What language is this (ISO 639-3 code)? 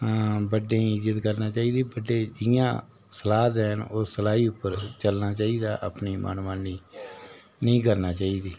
doi